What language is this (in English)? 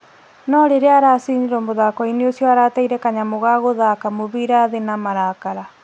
Kikuyu